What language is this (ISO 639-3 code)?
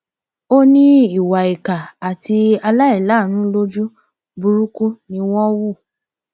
yor